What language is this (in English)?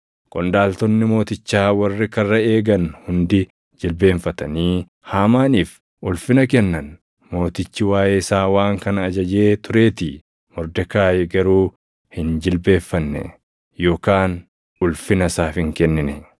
Oromo